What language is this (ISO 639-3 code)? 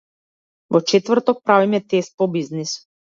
mkd